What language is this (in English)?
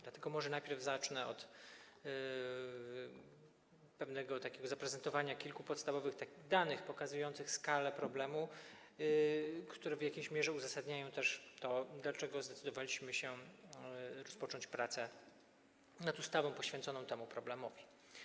Polish